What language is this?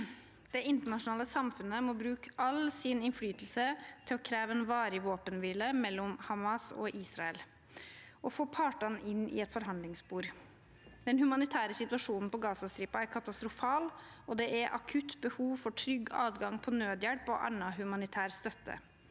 Norwegian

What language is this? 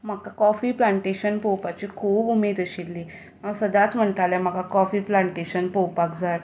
Konkani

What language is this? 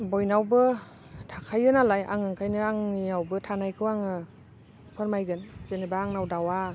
Bodo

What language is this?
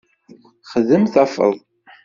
Kabyle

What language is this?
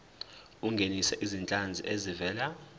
Zulu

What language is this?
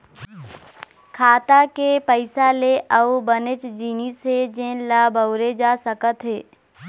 Chhattisgarhi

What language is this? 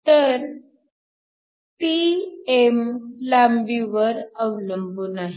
Marathi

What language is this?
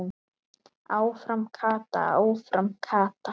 Icelandic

